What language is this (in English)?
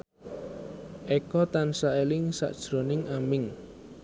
Javanese